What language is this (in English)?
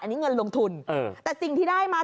Thai